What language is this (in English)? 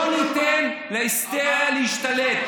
Hebrew